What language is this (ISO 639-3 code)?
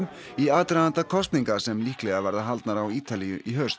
isl